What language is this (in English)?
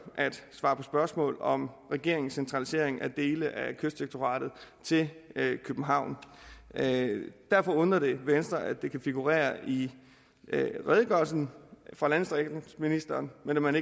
Danish